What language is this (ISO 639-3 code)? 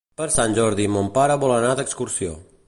cat